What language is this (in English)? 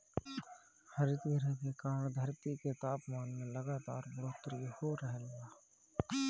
Bhojpuri